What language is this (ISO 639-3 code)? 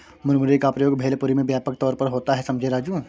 hin